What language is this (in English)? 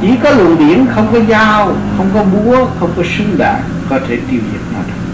Vietnamese